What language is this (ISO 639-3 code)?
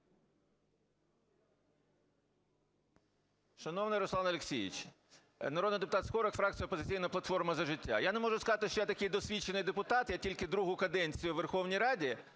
ukr